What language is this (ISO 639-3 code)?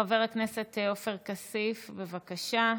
heb